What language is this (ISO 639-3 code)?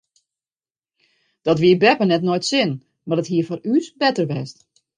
fry